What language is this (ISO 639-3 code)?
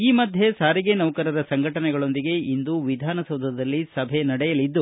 kan